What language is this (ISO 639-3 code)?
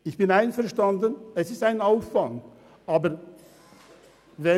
gsw